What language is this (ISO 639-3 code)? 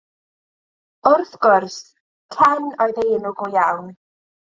cym